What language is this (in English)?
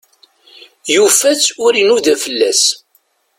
Kabyle